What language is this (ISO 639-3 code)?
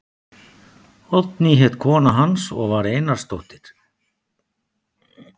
isl